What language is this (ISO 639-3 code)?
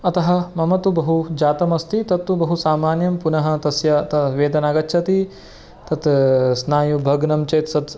san